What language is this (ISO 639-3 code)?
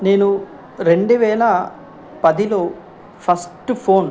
tel